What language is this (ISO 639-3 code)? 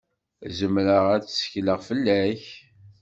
kab